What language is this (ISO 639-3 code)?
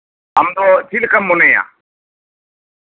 sat